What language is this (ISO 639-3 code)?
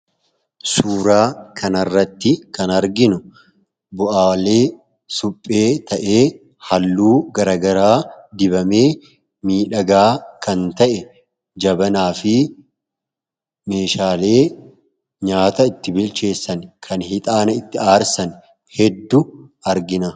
orm